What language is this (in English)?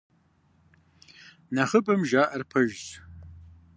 Kabardian